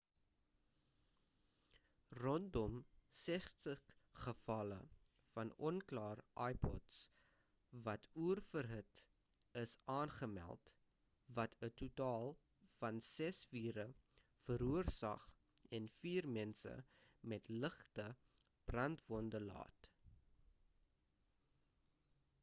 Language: Afrikaans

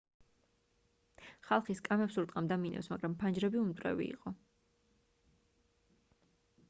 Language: Georgian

